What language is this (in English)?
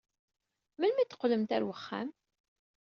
Kabyle